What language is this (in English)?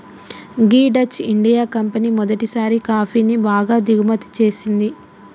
Telugu